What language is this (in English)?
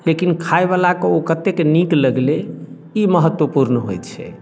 Maithili